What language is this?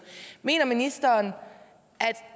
Danish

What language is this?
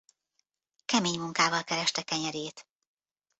Hungarian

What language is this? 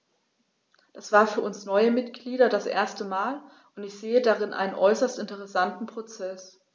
German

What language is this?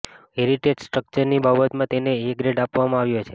Gujarati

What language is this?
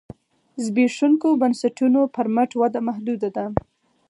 Pashto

